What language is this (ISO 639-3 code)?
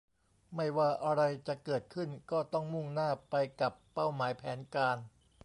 tha